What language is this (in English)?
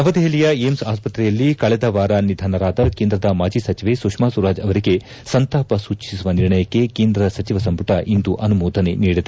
Kannada